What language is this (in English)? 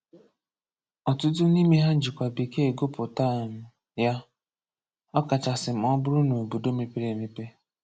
Igbo